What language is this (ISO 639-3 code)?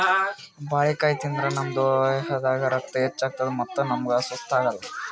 kan